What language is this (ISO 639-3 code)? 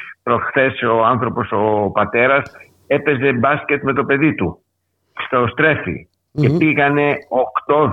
ell